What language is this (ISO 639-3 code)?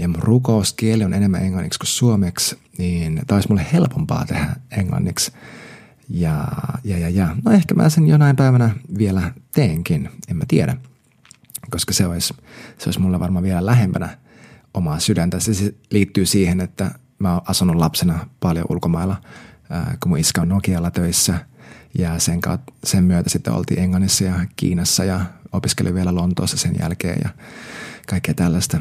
fin